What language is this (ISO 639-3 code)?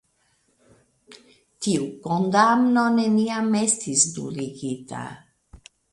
epo